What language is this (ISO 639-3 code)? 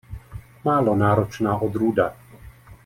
ces